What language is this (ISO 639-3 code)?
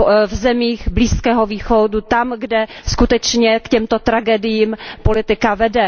ces